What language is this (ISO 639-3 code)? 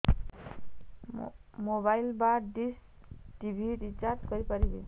ori